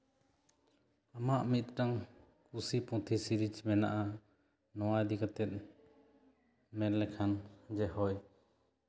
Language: Santali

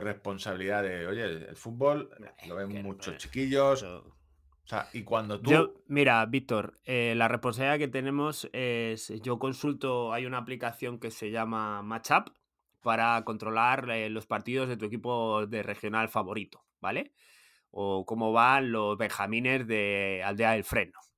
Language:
Spanish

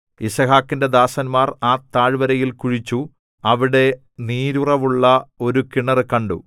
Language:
Malayalam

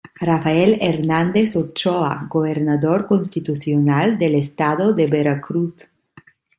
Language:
Spanish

